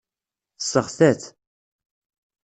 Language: Kabyle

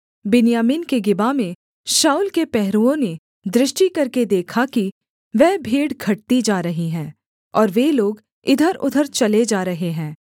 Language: Hindi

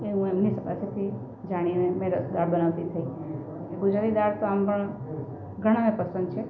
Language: Gujarati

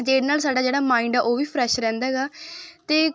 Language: Punjabi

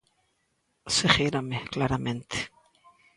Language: Galician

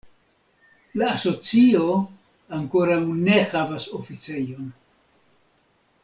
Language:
Esperanto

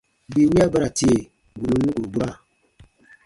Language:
Baatonum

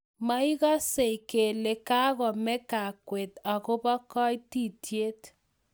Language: Kalenjin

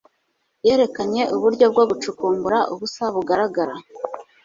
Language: Kinyarwanda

